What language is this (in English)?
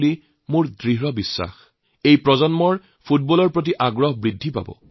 Assamese